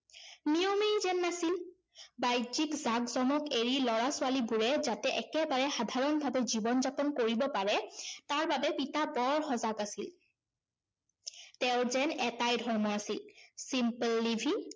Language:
Assamese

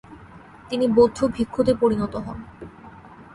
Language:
Bangla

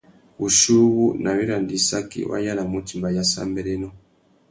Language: Tuki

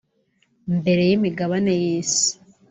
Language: Kinyarwanda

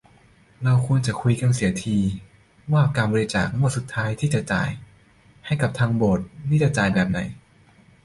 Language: Thai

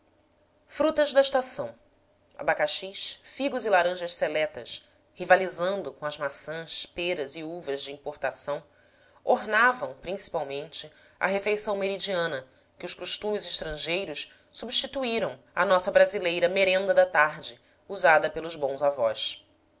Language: Portuguese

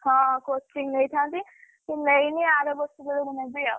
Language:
Odia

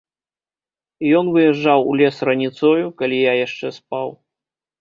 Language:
Belarusian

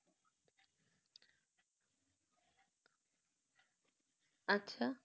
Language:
Bangla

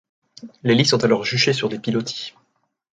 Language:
French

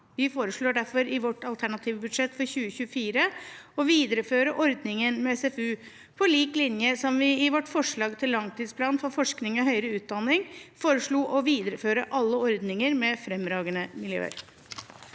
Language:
Norwegian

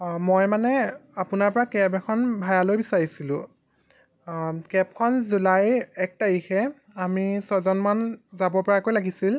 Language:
Assamese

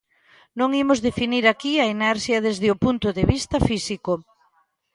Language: Galician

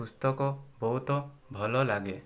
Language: Odia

